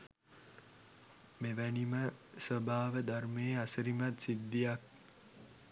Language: Sinhala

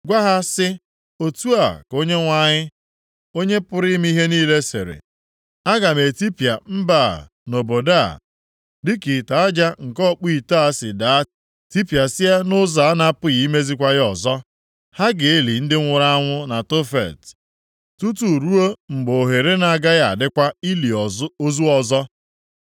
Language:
Igbo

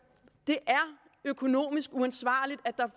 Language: Danish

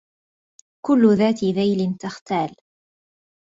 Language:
Arabic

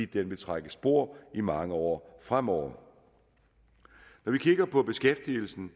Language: Danish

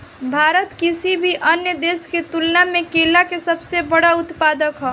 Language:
Bhojpuri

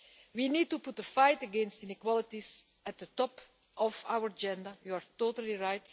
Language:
English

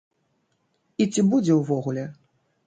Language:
Belarusian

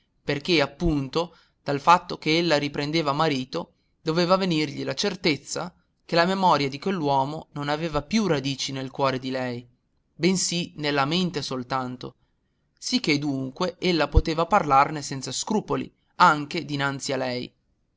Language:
Italian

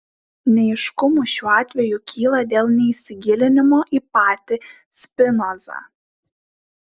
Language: Lithuanian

